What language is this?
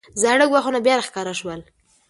Pashto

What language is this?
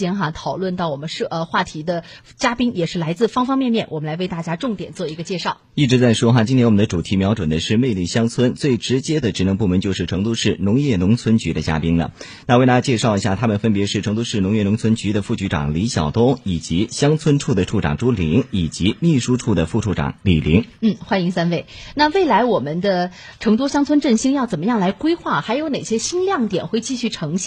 Chinese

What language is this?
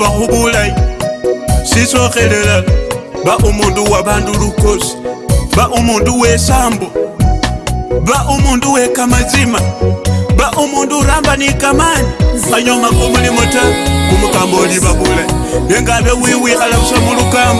Dutch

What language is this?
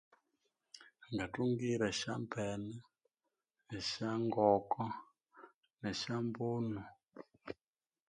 Konzo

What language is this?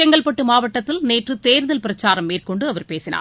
Tamil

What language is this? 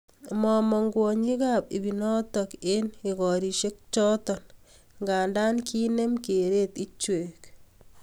Kalenjin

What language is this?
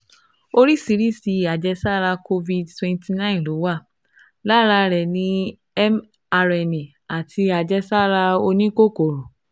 Yoruba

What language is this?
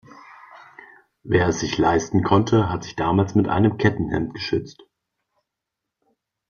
German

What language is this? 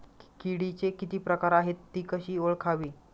Marathi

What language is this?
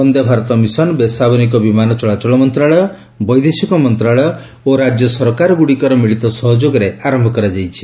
Odia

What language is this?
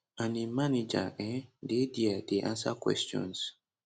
Nigerian Pidgin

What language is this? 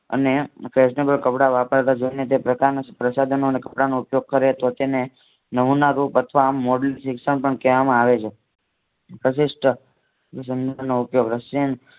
Gujarati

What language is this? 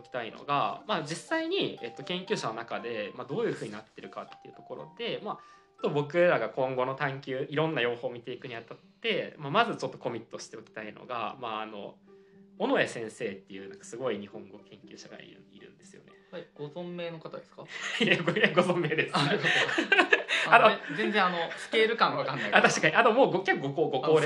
Japanese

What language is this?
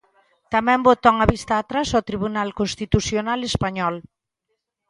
Galician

